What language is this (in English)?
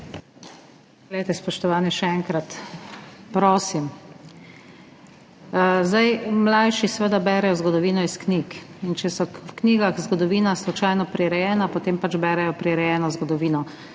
Slovenian